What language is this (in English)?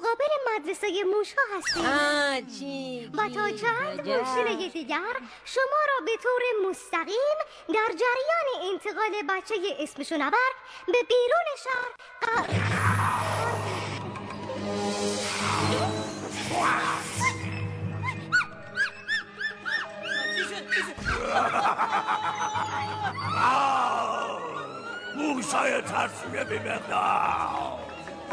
Persian